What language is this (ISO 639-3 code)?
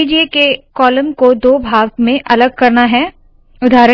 hin